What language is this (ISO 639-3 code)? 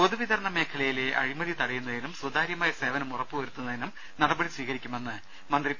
mal